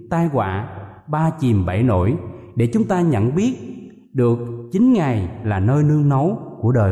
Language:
Vietnamese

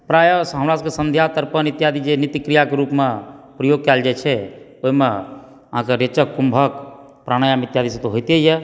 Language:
Maithili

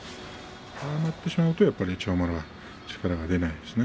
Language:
Japanese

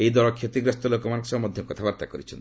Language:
Odia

